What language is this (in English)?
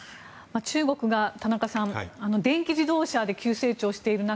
Japanese